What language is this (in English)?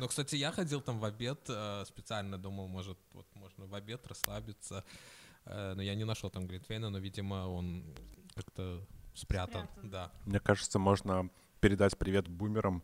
Russian